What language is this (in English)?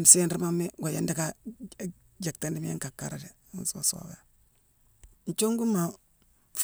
Mansoanka